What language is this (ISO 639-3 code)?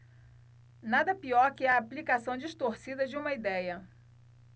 por